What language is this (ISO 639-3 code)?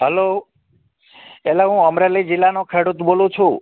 guj